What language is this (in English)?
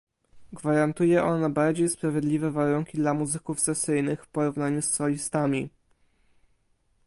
Polish